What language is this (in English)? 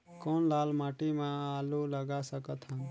Chhattisgarhi